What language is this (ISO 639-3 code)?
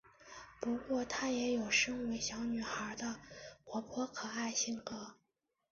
zho